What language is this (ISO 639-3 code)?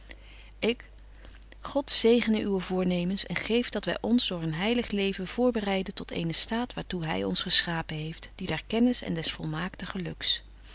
nld